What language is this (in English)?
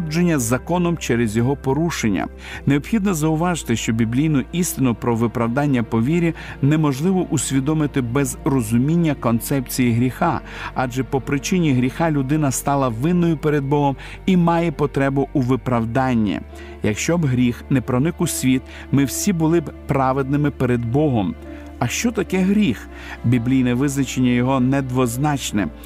Ukrainian